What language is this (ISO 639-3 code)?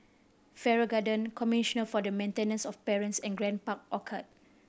eng